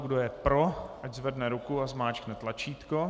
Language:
Czech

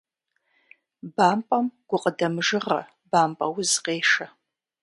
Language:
Kabardian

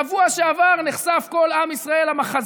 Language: Hebrew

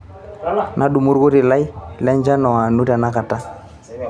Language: Masai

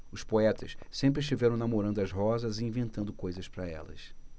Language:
Portuguese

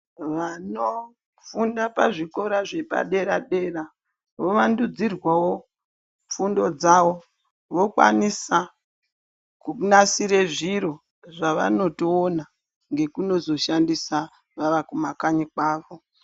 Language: Ndau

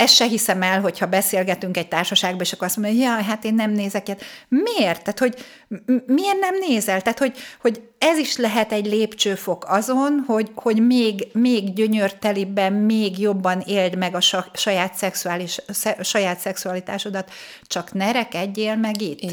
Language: Hungarian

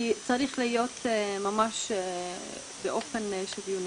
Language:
Hebrew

